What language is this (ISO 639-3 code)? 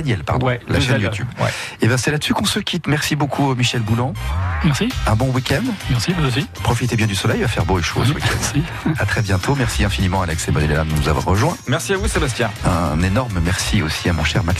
fra